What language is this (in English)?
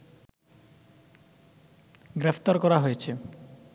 Bangla